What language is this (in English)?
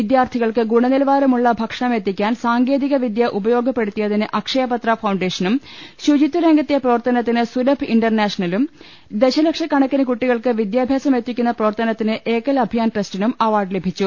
Malayalam